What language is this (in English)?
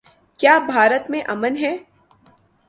Urdu